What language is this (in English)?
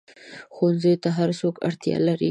Pashto